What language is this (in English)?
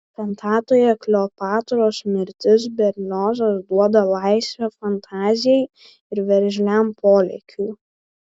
Lithuanian